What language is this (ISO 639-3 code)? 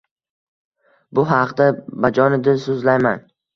uzb